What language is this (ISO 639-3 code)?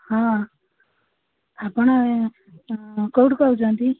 ori